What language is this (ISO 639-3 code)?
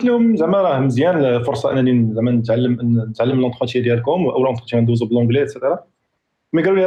ara